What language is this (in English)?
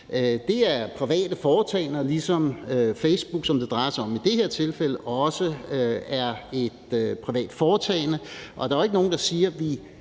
Danish